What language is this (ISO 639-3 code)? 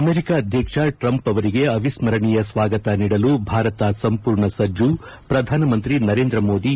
kan